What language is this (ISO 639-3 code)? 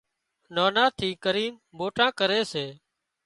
kxp